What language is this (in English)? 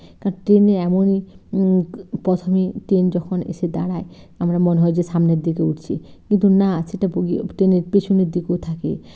Bangla